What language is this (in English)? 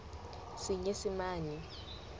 Southern Sotho